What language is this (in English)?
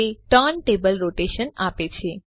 Gujarati